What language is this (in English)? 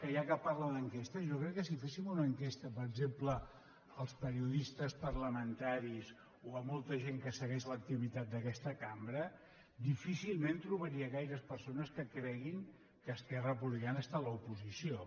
Catalan